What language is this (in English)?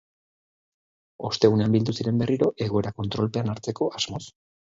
Basque